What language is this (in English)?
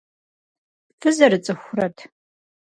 Kabardian